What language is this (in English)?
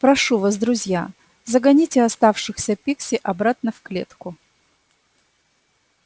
Russian